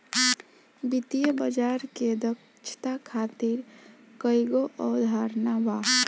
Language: Bhojpuri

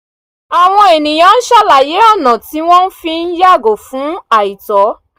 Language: Yoruba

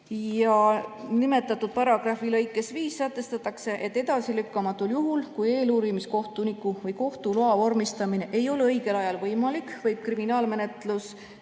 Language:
Estonian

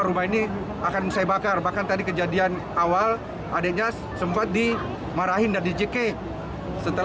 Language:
Indonesian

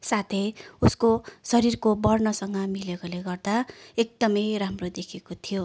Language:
Nepali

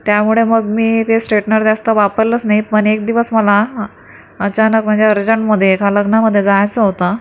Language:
Marathi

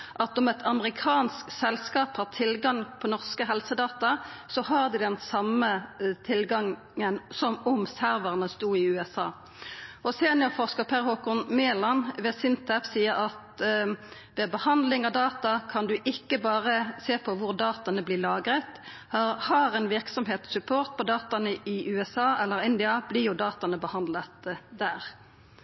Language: Norwegian Nynorsk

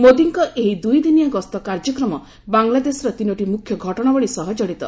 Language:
Odia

